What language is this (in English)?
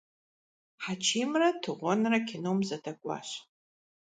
Kabardian